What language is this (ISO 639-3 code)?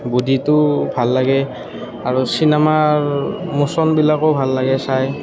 asm